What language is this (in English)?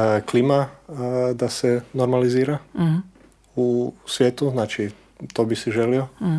Croatian